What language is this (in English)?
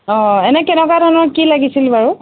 Assamese